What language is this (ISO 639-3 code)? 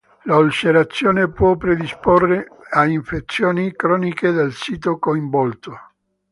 ita